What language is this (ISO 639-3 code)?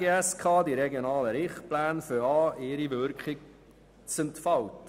gsw